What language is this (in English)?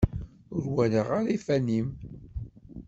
Kabyle